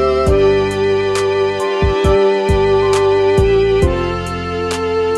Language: Indonesian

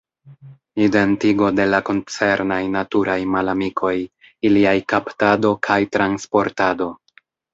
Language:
Esperanto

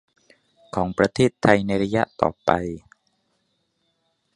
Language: Thai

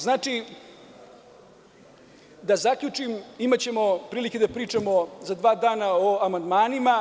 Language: Serbian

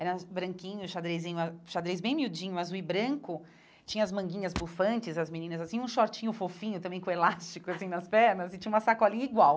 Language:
Portuguese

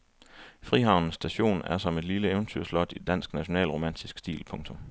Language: Danish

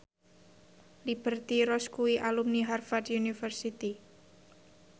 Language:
Javanese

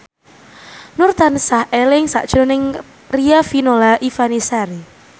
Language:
Javanese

